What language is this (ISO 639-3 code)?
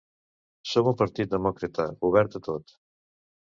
cat